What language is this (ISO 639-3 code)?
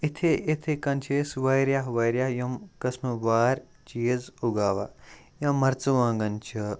kas